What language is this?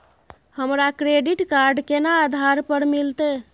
Maithili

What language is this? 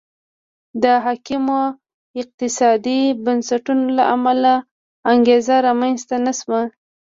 Pashto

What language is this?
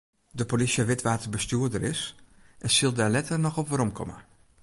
Western Frisian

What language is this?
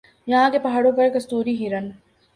Urdu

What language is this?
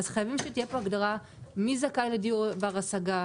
Hebrew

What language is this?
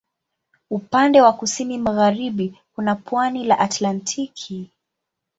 Swahili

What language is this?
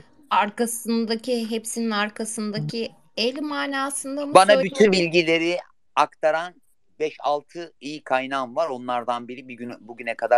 Turkish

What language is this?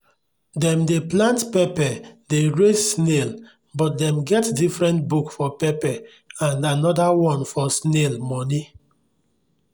Nigerian Pidgin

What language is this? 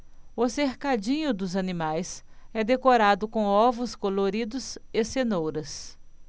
Portuguese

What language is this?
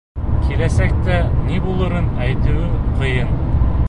Bashkir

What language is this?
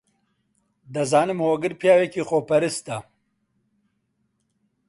Central Kurdish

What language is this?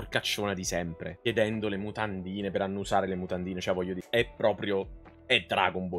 Italian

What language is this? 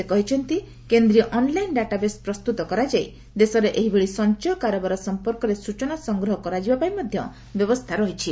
Odia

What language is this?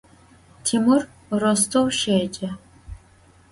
Adyghe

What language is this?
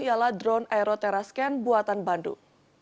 Indonesian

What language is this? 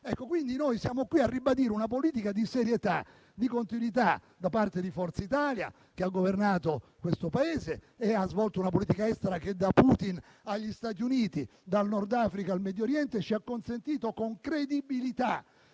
Italian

